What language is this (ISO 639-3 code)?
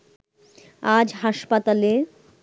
ben